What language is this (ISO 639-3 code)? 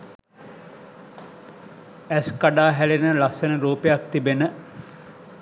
sin